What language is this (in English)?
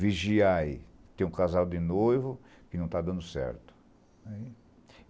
Portuguese